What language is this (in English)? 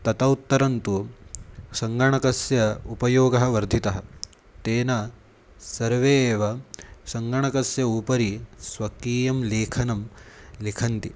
Sanskrit